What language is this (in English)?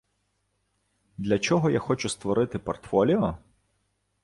Ukrainian